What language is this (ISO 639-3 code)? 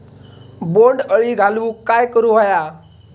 mar